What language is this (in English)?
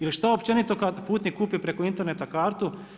Croatian